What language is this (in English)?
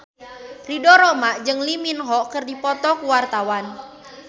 Sundanese